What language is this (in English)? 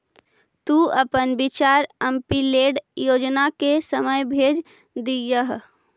Magahi